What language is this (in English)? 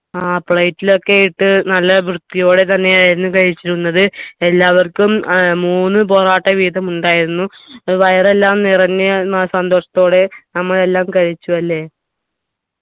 Malayalam